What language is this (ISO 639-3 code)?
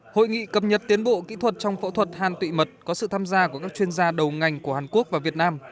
vie